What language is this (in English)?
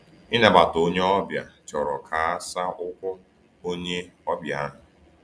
Igbo